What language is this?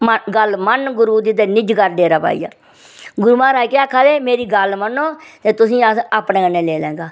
Dogri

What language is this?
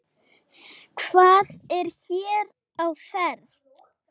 Icelandic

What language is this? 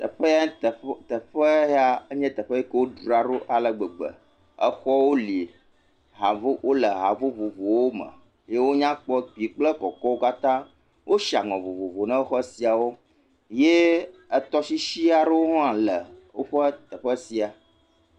Ewe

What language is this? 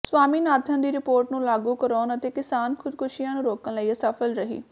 Punjabi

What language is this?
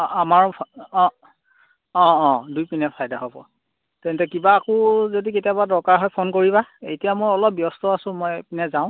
Assamese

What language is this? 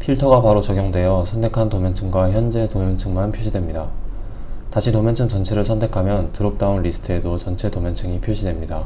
Korean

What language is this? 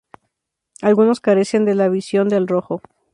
Spanish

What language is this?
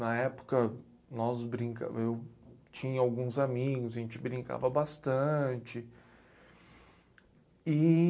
Portuguese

